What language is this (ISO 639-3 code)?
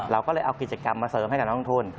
tha